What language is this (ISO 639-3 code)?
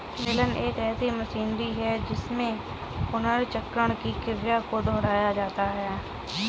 hin